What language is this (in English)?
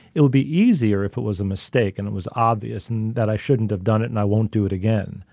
English